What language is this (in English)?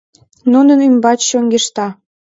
Mari